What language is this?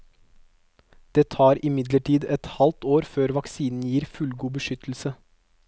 Norwegian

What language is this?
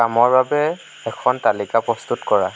Assamese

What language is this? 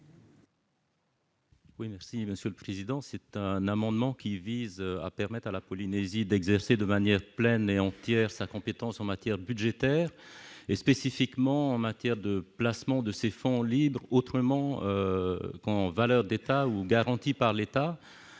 French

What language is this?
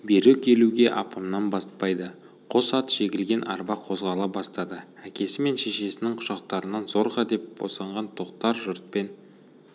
Kazakh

